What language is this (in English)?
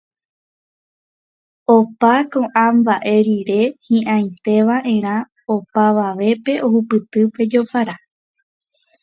Guarani